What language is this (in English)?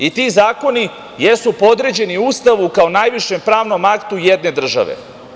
Serbian